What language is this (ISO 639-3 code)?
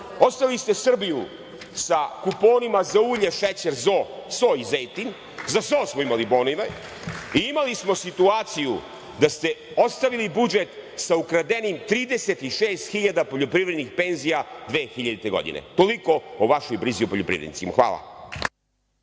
srp